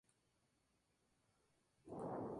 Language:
Spanish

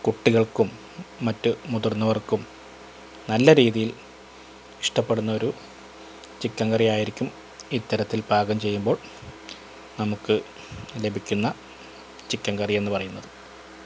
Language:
Malayalam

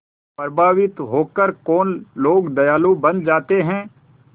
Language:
Hindi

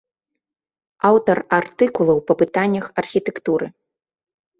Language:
Belarusian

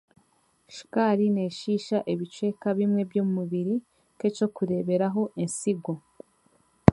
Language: Chiga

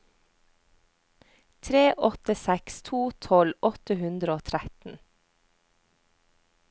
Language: Norwegian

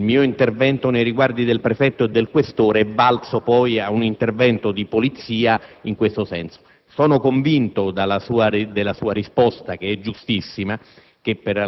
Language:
Italian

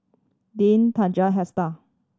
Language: English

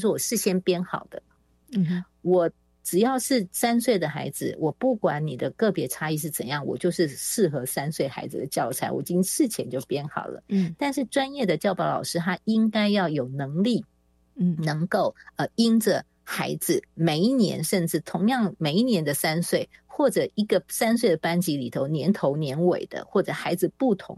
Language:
Chinese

